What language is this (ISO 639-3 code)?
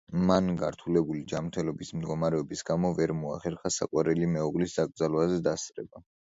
kat